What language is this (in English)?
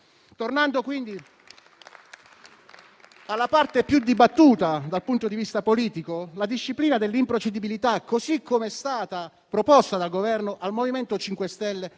Italian